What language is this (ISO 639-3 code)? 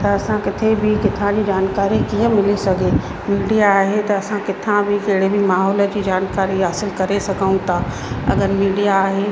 snd